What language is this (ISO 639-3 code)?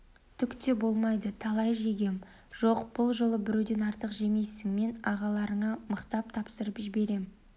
kaz